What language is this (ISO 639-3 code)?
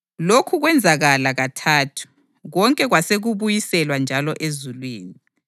nde